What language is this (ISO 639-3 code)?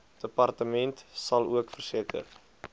afr